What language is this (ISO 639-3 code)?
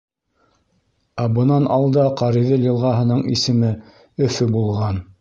bak